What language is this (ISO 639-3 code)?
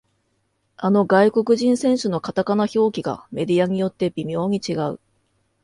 jpn